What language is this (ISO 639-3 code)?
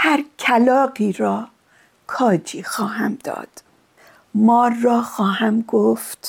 fas